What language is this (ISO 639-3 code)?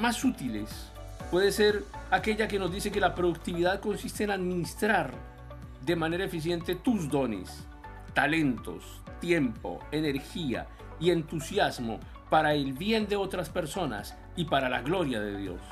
spa